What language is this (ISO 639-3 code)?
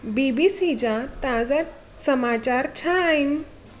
snd